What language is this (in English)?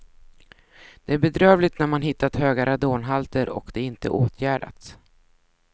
Swedish